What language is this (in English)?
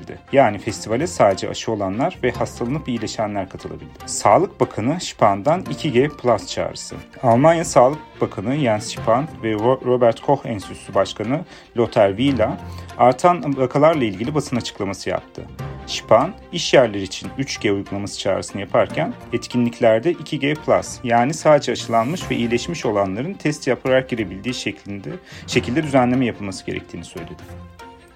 Turkish